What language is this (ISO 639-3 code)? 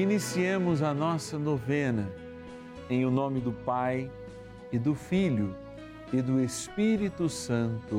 por